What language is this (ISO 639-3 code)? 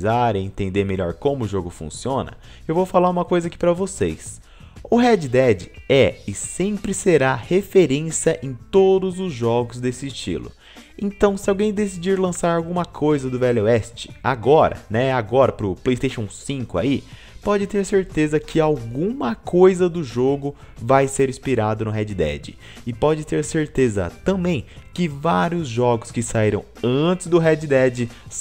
por